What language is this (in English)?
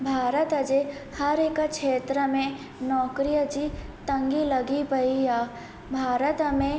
Sindhi